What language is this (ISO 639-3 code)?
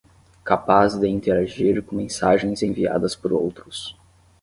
por